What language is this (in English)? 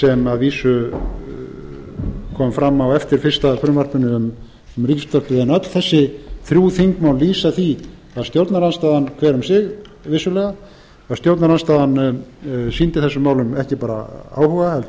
Icelandic